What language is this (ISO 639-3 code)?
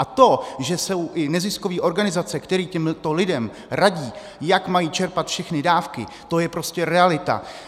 ces